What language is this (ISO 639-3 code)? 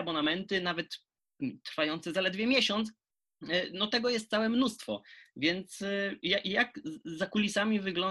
pol